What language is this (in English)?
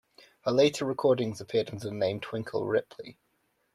English